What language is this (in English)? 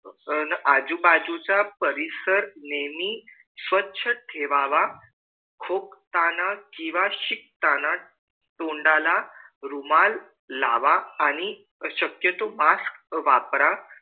Marathi